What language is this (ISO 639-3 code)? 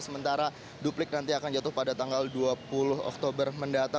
ind